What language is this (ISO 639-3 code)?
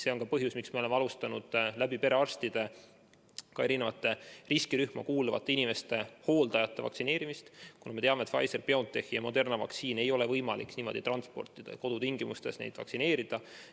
est